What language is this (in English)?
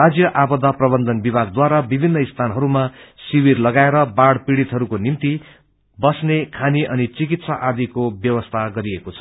Nepali